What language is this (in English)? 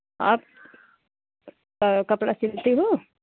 Hindi